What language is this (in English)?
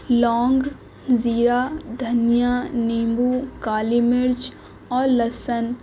Urdu